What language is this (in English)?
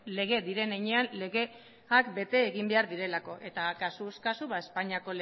Basque